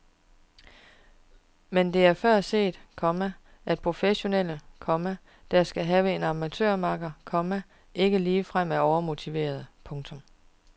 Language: Danish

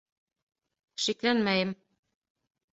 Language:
Bashkir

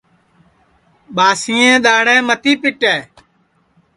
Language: Sansi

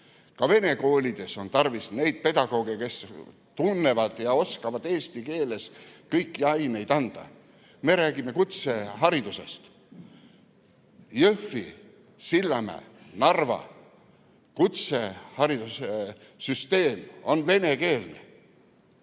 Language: Estonian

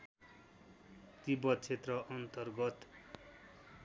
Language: Nepali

